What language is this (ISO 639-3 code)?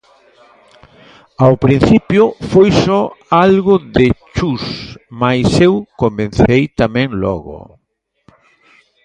glg